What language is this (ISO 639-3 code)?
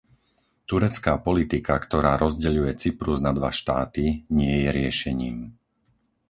slk